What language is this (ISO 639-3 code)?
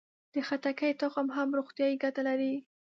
pus